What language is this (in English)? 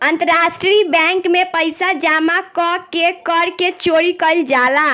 Bhojpuri